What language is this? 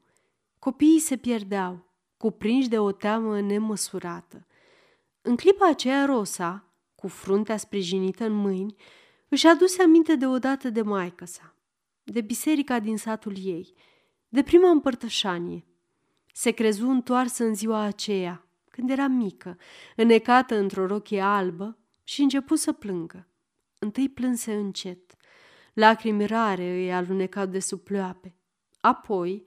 Romanian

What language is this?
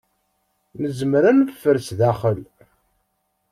Kabyle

